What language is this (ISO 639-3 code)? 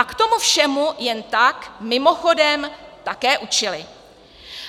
ces